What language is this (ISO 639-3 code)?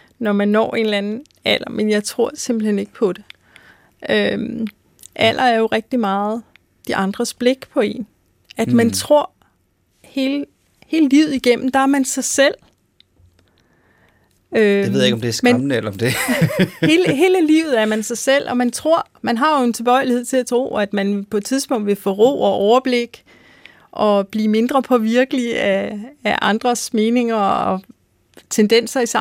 dan